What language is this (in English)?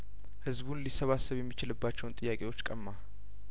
Amharic